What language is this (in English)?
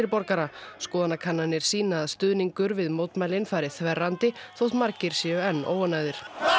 Icelandic